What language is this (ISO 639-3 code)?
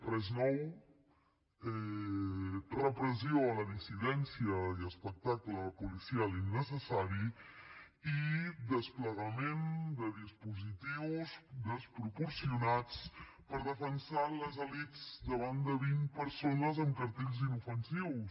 cat